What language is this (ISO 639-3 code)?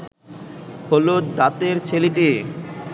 ben